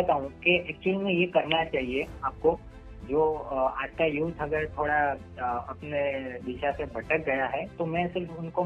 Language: Gujarati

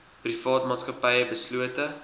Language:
Afrikaans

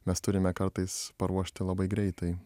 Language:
Lithuanian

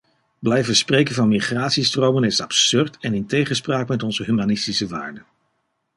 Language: Dutch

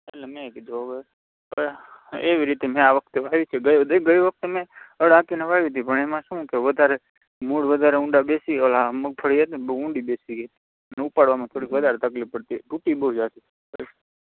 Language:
Gujarati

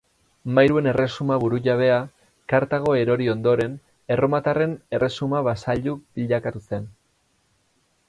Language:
Basque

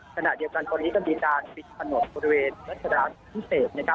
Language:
Thai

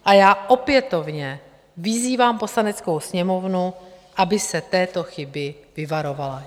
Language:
Czech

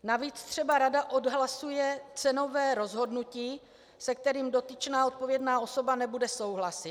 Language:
Czech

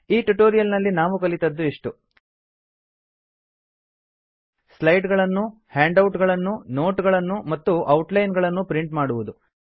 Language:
Kannada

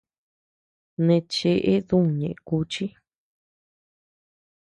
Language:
Tepeuxila Cuicatec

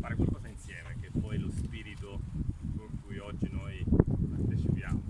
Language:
Italian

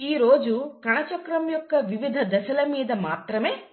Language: Telugu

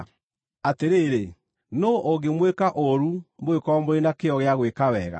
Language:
Kikuyu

